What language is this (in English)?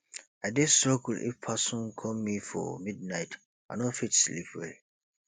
Nigerian Pidgin